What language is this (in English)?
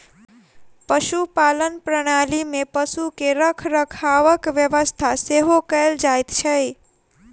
Maithili